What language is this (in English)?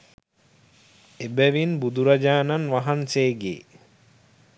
Sinhala